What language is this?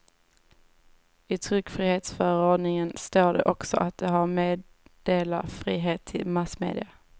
Swedish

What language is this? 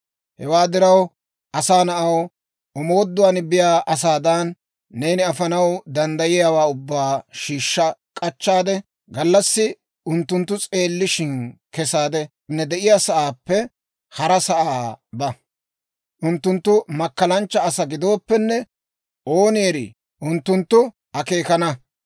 Dawro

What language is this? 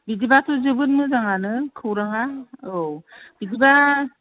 Bodo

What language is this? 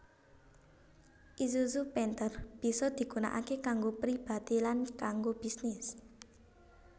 Javanese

